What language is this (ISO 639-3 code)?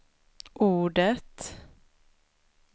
swe